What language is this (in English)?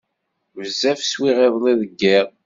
Kabyle